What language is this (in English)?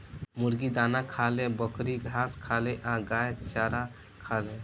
Bhojpuri